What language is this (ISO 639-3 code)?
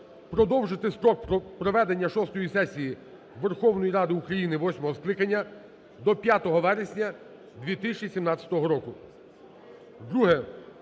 ukr